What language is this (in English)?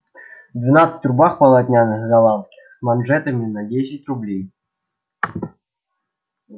Russian